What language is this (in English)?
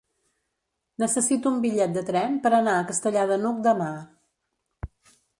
Catalan